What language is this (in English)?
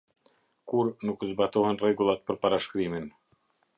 Albanian